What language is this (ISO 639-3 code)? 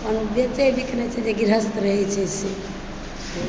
mai